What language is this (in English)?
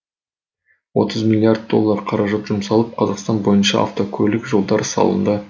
Kazakh